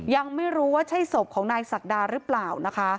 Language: Thai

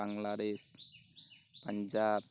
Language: Assamese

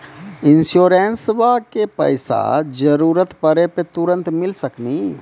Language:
Maithili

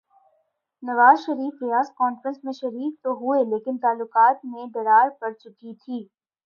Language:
Urdu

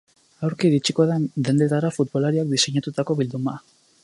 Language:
Basque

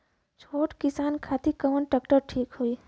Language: Bhojpuri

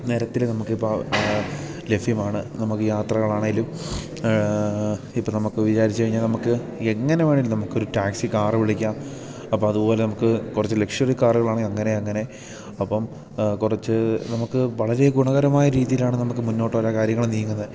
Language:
Malayalam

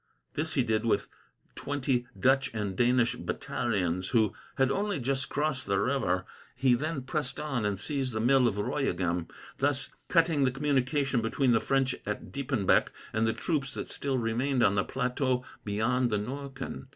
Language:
English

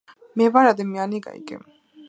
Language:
Georgian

